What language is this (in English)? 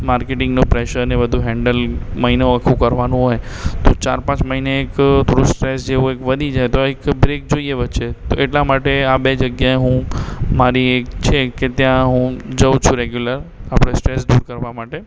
Gujarati